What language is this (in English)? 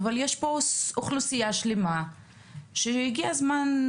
Hebrew